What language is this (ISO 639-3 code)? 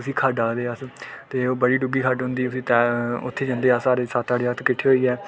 doi